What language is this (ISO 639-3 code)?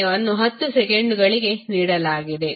kan